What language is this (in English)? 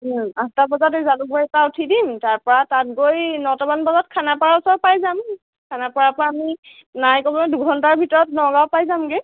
Assamese